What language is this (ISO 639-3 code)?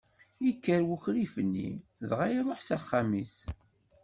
kab